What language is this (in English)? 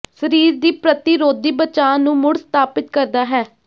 Punjabi